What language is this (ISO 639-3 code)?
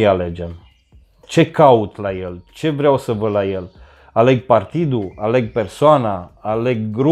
ron